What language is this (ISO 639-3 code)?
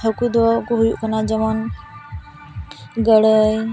sat